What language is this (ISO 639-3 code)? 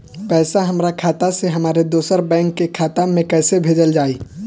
bho